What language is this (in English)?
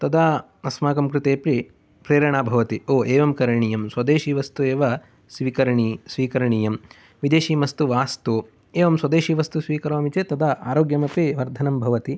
Sanskrit